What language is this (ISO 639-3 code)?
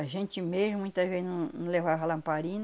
por